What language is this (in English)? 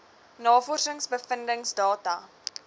Afrikaans